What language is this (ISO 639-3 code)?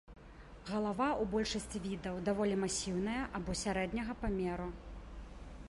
bel